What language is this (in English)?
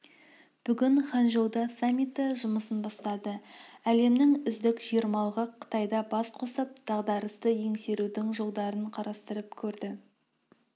Kazakh